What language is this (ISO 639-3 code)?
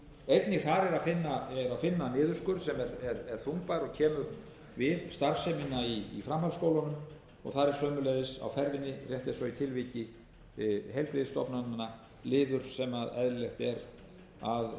isl